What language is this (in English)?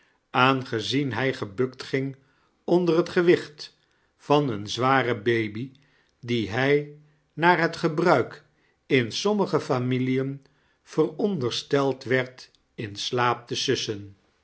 Dutch